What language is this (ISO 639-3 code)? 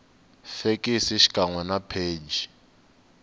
tso